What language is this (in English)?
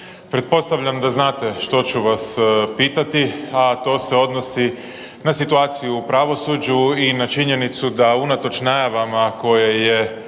Croatian